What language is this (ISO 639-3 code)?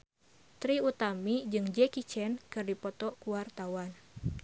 sun